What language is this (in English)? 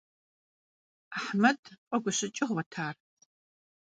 Kabardian